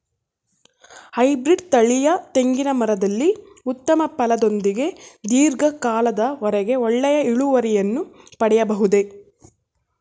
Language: Kannada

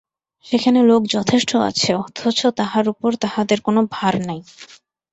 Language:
Bangla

